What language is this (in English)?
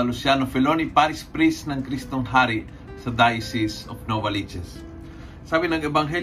Filipino